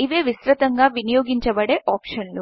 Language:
Telugu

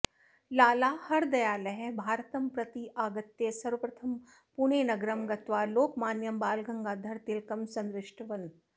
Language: Sanskrit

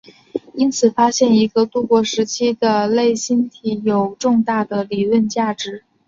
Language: Chinese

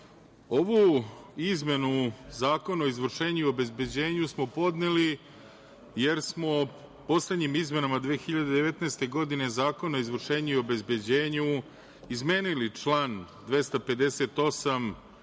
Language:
Serbian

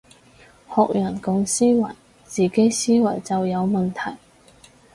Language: Cantonese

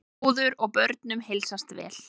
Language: Icelandic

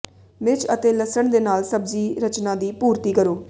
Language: Punjabi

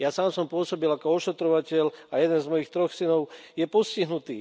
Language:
Slovak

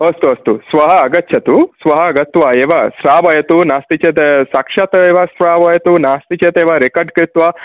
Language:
Sanskrit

